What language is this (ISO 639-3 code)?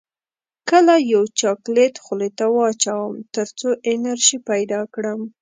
pus